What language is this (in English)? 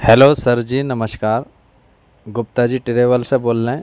Urdu